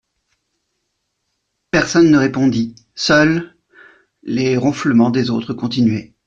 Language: French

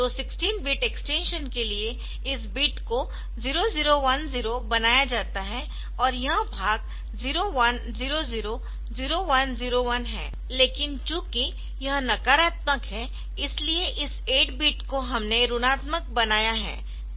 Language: Hindi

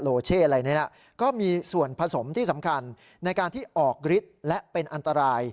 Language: Thai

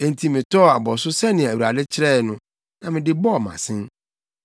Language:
Akan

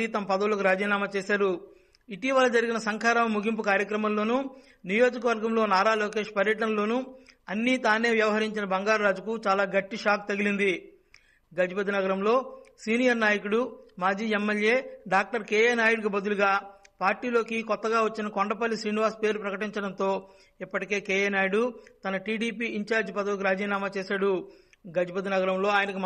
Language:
Telugu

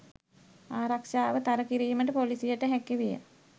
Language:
Sinhala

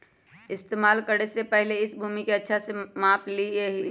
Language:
Magahi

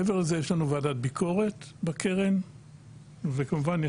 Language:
Hebrew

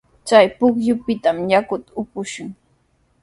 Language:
Sihuas Ancash Quechua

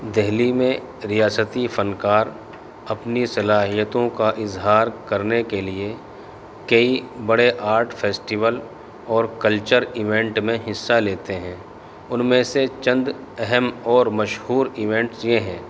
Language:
Urdu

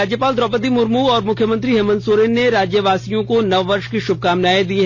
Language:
Hindi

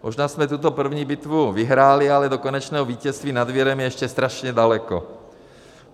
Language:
Czech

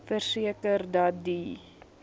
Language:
Afrikaans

